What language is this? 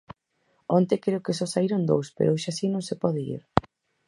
Galician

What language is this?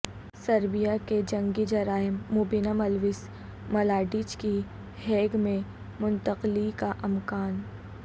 Urdu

